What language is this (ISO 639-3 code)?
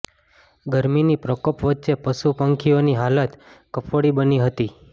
guj